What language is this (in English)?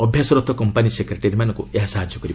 Odia